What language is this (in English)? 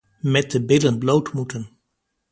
Dutch